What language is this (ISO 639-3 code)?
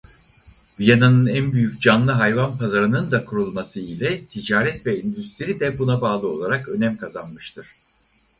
tur